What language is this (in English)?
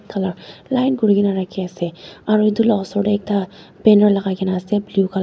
Naga Pidgin